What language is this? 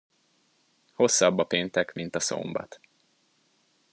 Hungarian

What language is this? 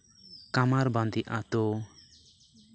Santali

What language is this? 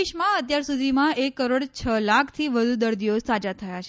Gujarati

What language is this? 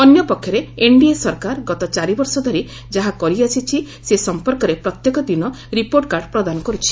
Odia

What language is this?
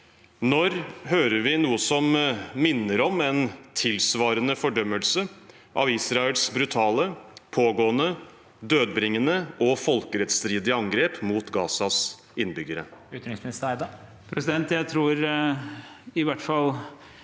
Norwegian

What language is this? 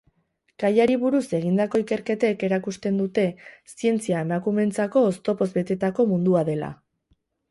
Basque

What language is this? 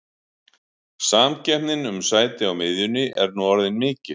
Icelandic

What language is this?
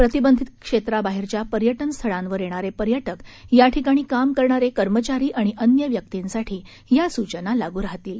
Marathi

